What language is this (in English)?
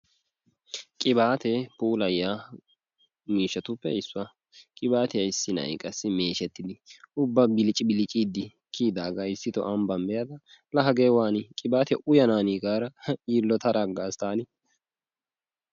Wolaytta